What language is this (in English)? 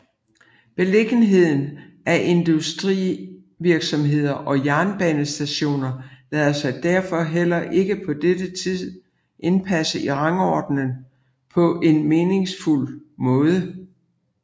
Danish